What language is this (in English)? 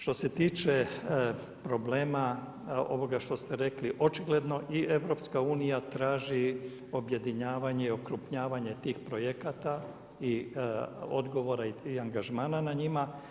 Croatian